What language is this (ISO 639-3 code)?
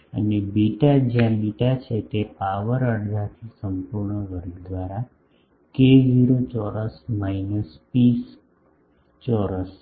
guj